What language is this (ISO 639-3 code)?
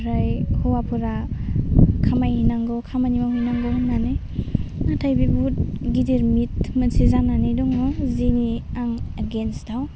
brx